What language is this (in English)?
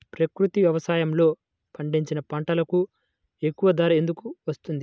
Telugu